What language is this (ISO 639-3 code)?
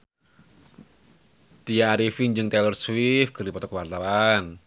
sun